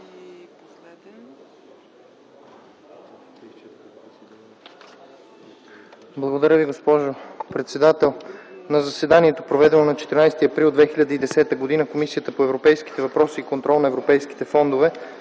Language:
Bulgarian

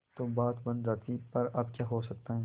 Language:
Hindi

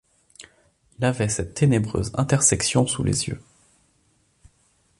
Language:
French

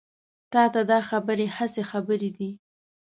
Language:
Pashto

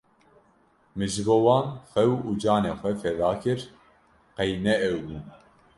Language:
Kurdish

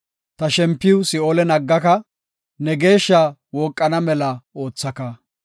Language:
Gofa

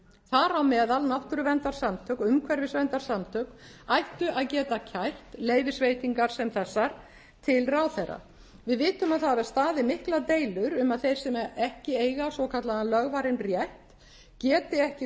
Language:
Icelandic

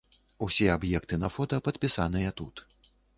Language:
Belarusian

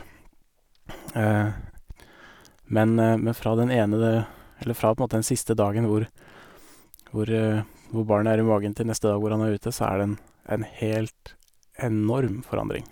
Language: Norwegian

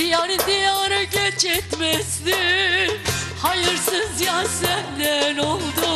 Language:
Turkish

